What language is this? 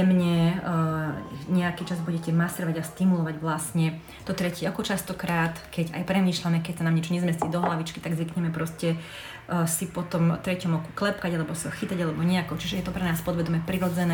Slovak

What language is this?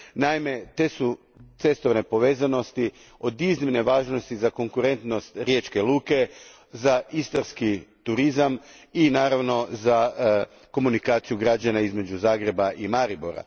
Croatian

